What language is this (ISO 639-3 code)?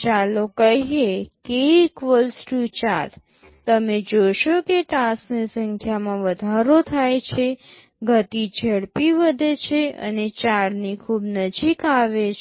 guj